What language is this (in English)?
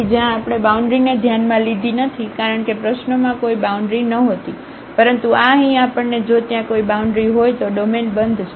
Gujarati